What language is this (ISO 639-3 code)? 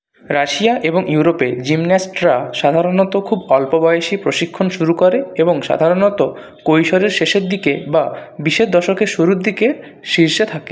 ben